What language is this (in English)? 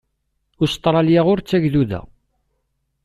Kabyle